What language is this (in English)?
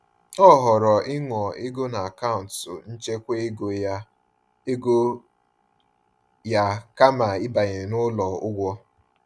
Igbo